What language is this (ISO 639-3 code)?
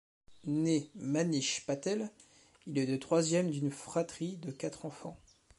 fra